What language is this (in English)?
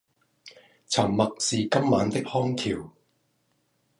Cantonese